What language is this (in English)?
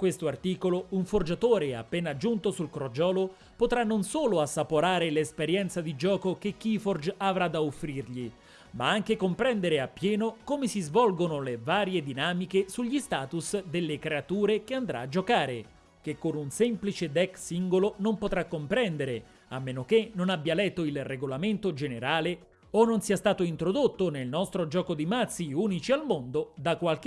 Italian